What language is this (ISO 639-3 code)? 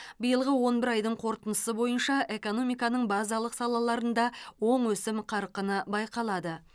kaz